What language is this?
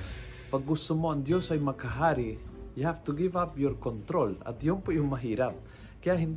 Filipino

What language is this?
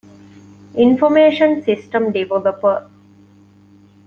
Divehi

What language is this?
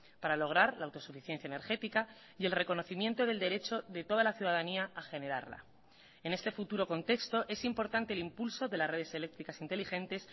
Spanish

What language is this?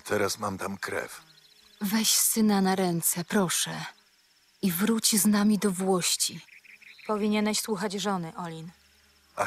Polish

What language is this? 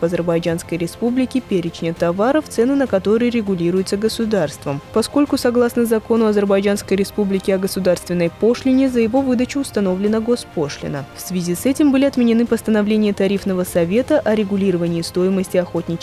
Russian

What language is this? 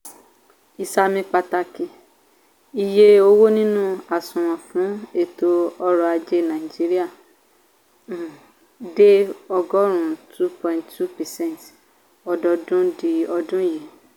Yoruba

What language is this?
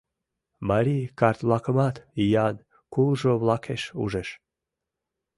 Mari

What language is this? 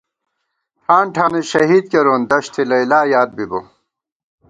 Gawar-Bati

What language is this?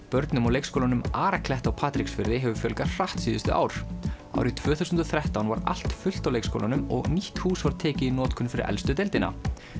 Icelandic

